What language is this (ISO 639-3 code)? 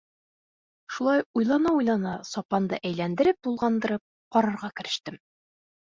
bak